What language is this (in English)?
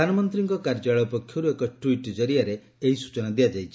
Odia